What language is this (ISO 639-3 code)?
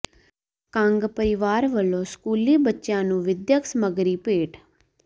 pan